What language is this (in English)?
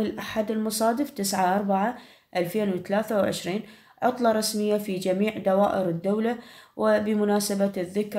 Arabic